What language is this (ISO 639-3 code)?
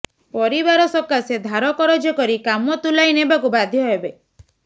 ori